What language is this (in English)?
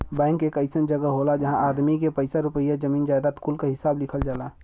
Bhojpuri